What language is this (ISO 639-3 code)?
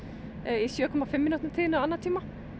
isl